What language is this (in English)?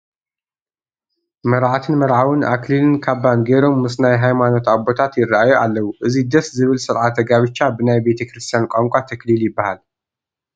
Tigrinya